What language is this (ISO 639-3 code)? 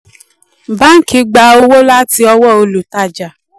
yor